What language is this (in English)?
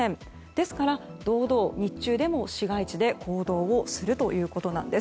Japanese